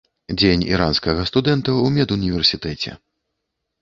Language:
Belarusian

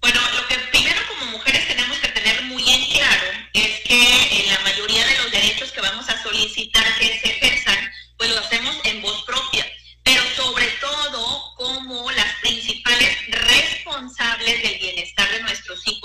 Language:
Spanish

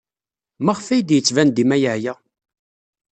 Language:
Kabyle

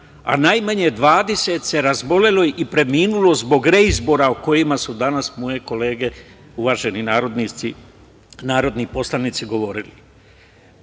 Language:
Serbian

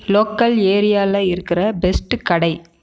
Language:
Tamil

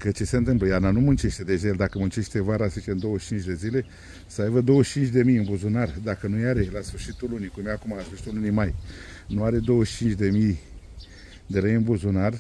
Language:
Romanian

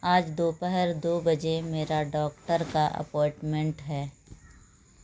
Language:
Urdu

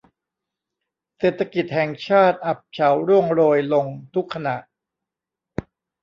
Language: Thai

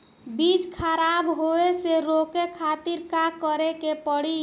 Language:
Bhojpuri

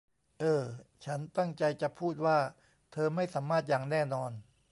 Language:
Thai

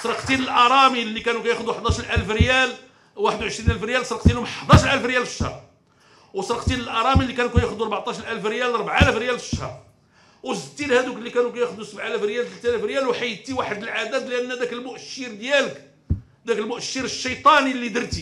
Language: Arabic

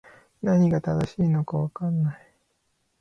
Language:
Japanese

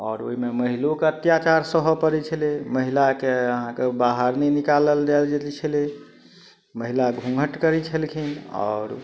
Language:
Maithili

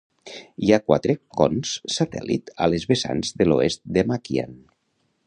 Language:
Catalan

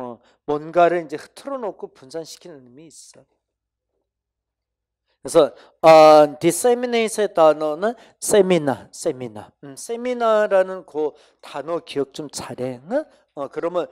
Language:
Korean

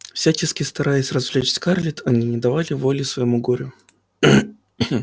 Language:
Russian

